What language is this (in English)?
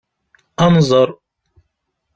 Kabyle